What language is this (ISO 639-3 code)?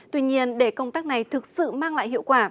vie